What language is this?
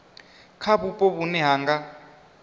Venda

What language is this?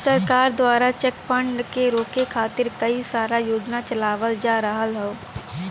Bhojpuri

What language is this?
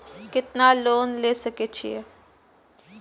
Maithili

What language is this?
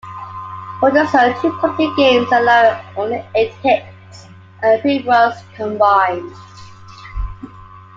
English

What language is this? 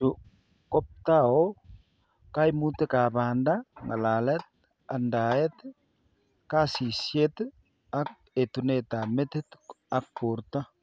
Kalenjin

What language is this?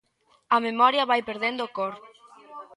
Galician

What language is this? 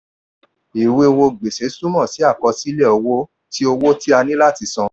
Yoruba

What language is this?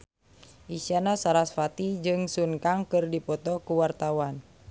Sundanese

